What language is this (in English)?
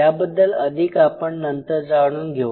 Marathi